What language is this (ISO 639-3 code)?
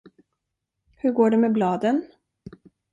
swe